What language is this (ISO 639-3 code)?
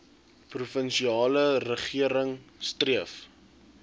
afr